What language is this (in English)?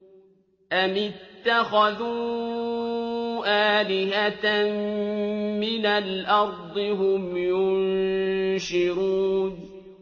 Arabic